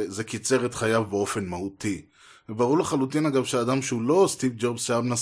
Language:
Hebrew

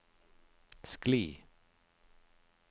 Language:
Norwegian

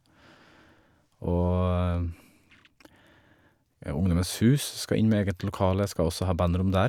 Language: Norwegian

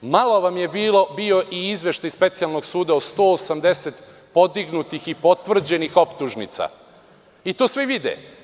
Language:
Serbian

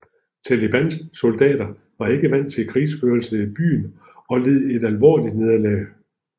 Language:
Danish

